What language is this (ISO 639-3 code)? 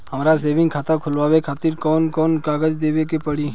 bho